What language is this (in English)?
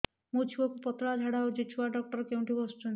Odia